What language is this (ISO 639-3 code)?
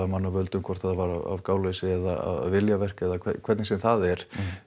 isl